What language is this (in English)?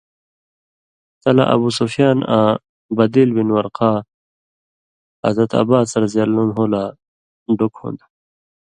Indus Kohistani